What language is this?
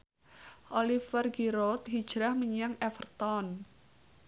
Javanese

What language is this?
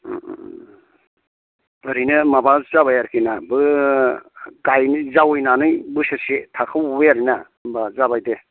Bodo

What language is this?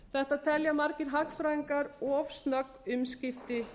Icelandic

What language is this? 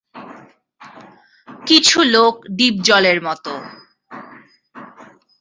Bangla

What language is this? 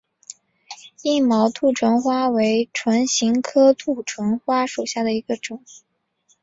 Chinese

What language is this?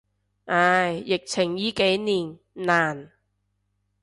Cantonese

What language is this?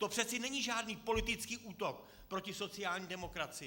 Czech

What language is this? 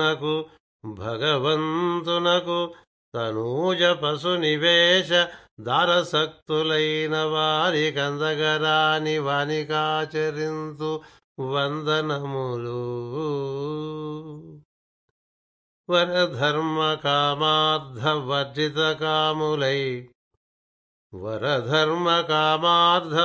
Telugu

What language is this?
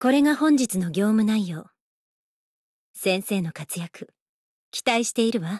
Japanese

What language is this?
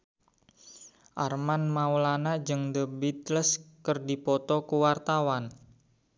Sundanese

